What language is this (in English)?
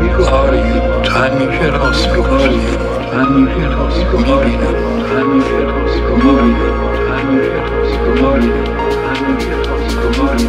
Persian